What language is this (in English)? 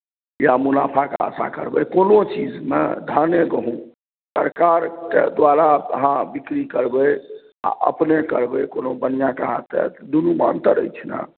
Maithili